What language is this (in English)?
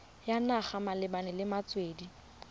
Tswana